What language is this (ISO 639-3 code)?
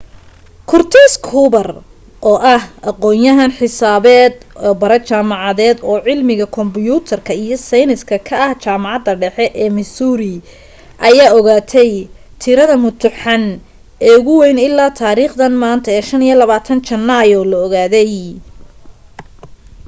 som